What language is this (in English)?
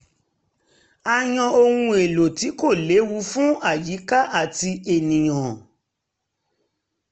Yoruba